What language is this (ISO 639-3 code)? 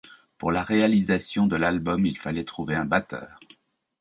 fra